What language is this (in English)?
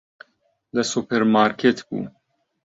Central Kurdish